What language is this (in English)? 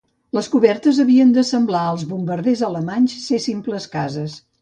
Catalan